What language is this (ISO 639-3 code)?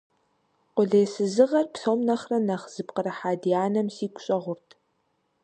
kbd